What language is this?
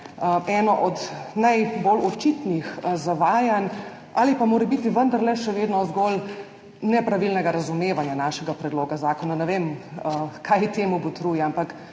Slovenian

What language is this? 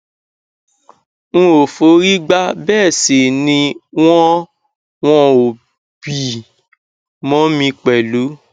Yoruba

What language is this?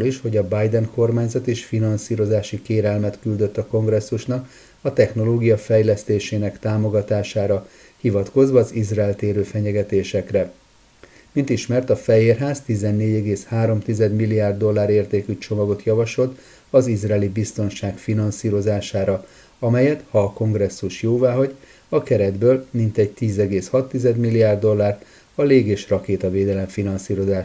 Hungarian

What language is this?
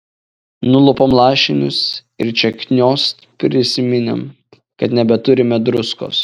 Lithuanian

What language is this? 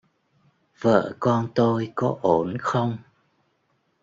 Vietnamese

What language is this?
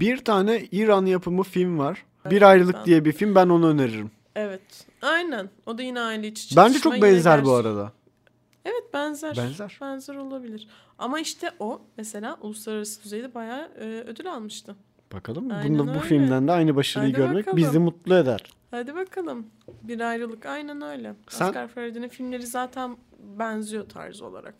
Turkish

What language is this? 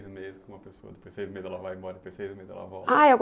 Portuguese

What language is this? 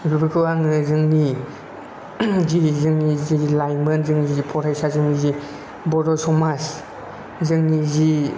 Bodo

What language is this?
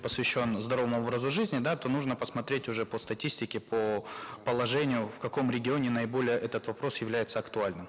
Kazakh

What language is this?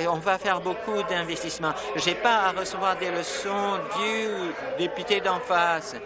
French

